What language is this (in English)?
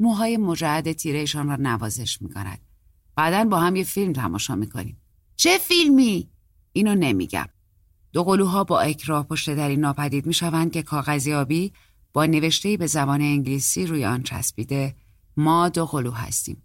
Persian